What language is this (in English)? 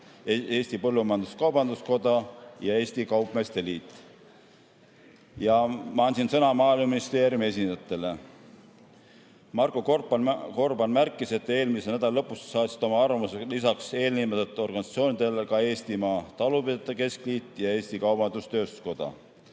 Estonian